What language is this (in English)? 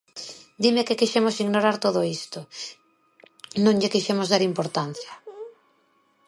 Galician